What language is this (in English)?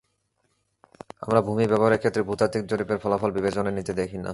Bangla